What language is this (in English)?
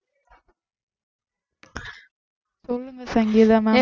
Tamil